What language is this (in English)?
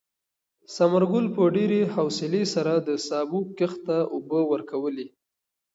Pashto